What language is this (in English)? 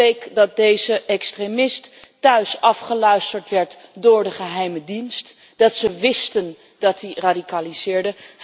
Dutch